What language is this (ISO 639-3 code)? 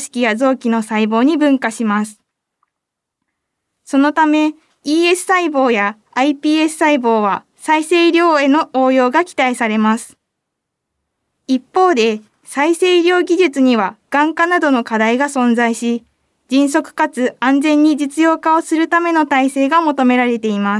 jpn